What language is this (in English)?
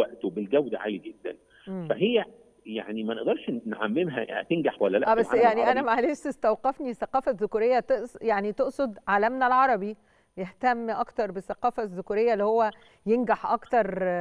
Arabic